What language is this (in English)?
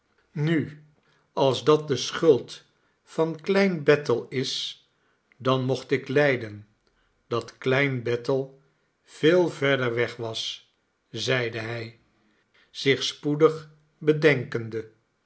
Dutch